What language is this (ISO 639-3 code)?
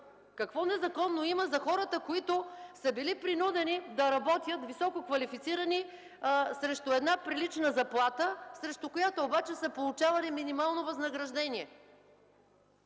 bul